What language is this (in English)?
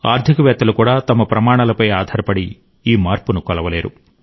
Telugu